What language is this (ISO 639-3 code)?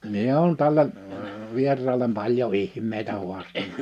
fin